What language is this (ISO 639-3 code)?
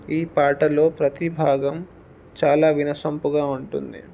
tel